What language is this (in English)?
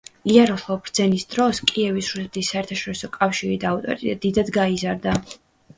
Georgian